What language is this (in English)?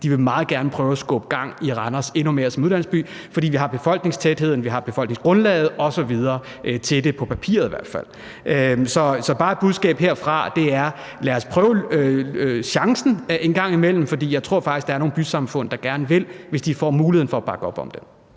Danish